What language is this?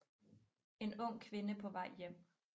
Danish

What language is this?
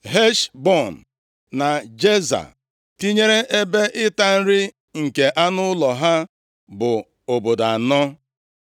Igbo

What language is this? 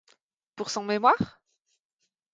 French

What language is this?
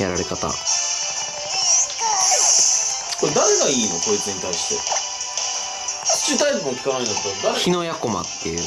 Japanese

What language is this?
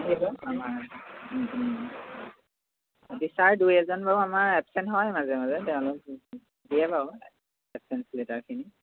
Assamese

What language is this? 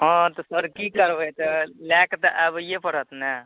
Maithili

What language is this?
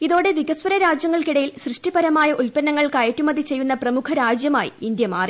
Malayalam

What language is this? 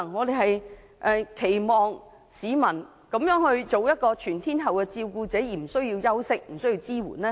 Cantonese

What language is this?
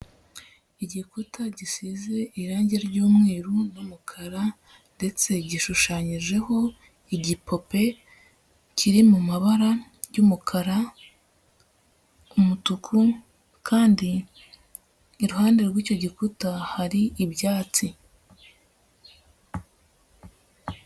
Kinyarwanda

